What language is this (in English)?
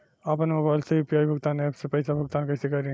Bhojpuri